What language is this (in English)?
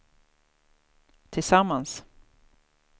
Swedish